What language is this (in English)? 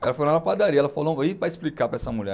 Portuguese